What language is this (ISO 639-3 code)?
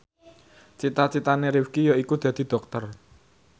jav